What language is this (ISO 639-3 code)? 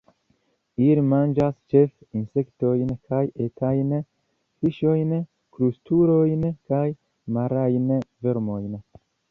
epo